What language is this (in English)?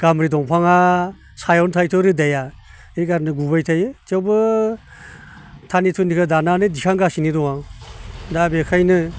Bodo